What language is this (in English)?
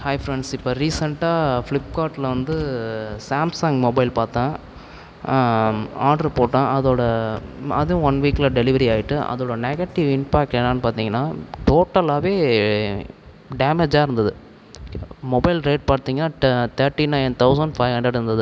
Tamil